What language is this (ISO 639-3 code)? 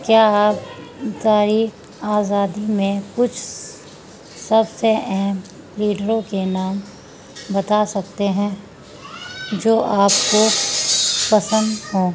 urd